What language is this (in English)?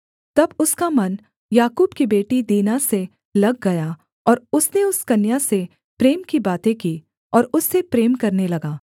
Hindi